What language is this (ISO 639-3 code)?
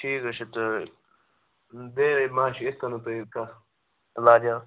kas